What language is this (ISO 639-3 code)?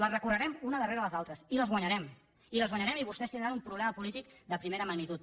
cat